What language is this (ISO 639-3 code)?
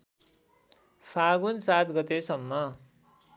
nep